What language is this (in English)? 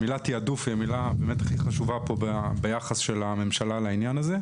Hebrew